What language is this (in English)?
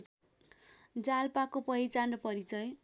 Nepali